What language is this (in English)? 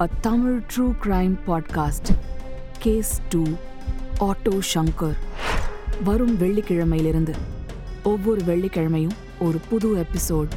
Tamil